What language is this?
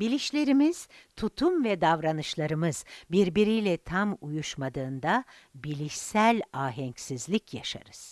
Turkish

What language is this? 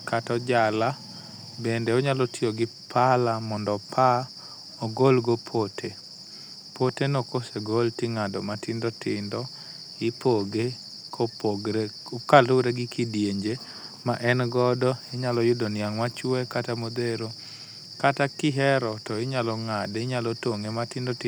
Luo (Kenya and Tanzania)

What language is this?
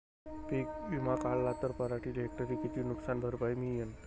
Marathi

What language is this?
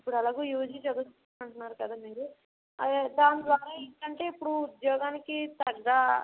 Telugu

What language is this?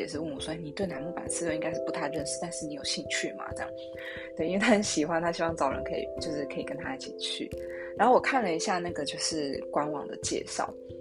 Chinese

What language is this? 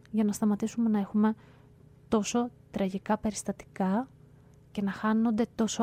Greek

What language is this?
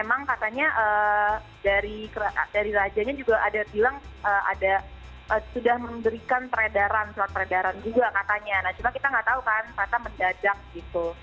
Indonesian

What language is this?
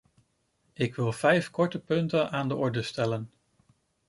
Dutch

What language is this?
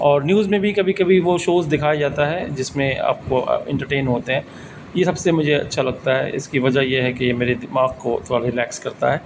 Urdu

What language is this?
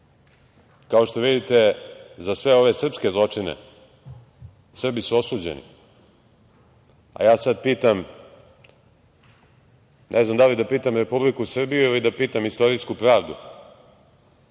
Serbian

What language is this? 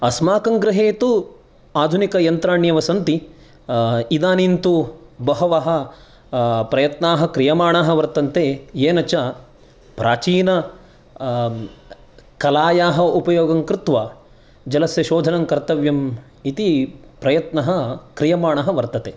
Sanskrit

